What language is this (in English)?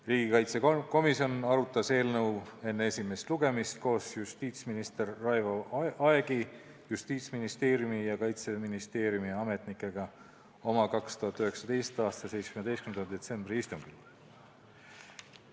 Estonian